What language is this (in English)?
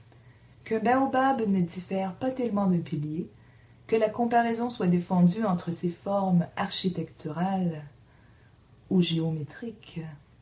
French